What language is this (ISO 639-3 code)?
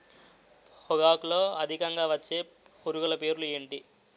tel